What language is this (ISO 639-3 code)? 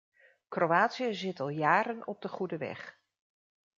nld